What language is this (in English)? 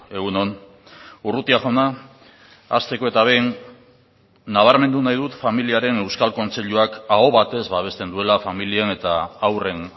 Basque